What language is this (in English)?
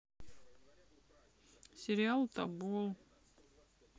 Russian